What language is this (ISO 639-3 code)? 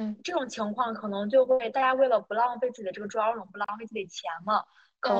zho